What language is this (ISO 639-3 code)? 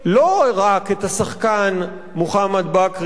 heb